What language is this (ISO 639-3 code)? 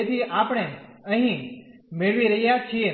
guj